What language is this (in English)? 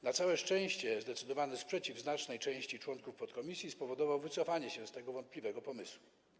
Polish